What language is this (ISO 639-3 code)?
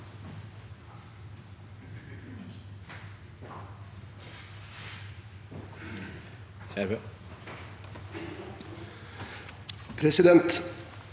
nor